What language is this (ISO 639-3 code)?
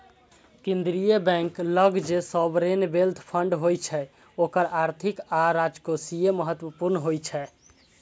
mai